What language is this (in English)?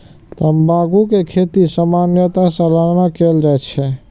Maithili